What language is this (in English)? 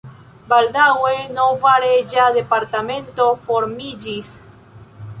Esperanto